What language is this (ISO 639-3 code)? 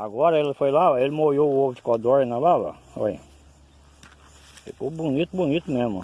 por